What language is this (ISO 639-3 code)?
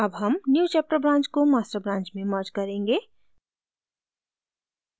hin